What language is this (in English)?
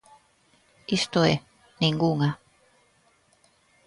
Galician